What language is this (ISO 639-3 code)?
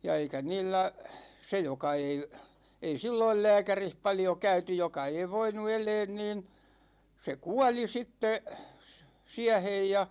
fin